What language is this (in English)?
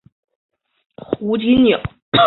Chinese